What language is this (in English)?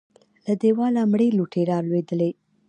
Pashto